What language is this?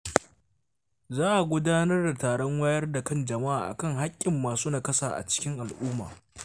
Hausa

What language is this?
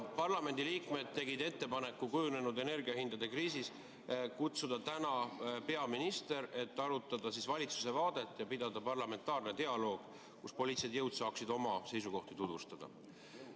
Estonian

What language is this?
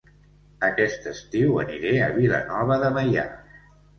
Catalan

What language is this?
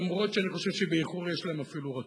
Hebrew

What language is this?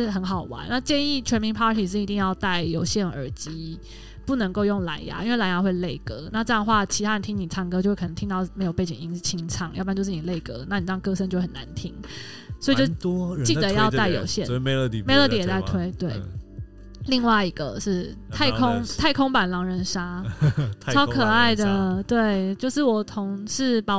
Chinese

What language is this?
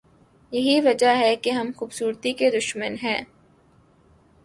Urdu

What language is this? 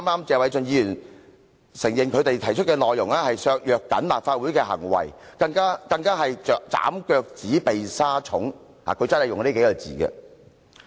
Cantonese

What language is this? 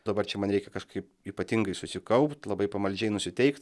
Lithuanian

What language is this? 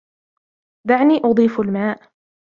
Arabic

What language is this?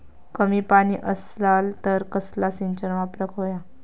Marathi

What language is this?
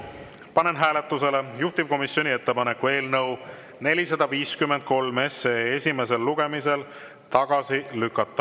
Estonian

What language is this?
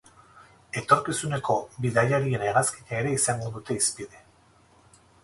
Basque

